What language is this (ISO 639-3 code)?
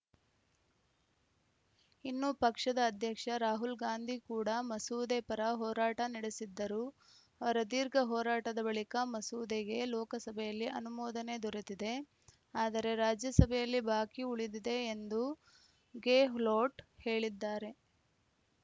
kan